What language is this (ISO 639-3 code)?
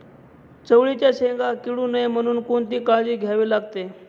mar